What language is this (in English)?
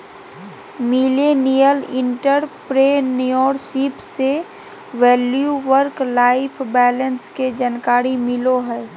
Magahi